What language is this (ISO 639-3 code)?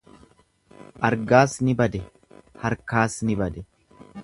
orm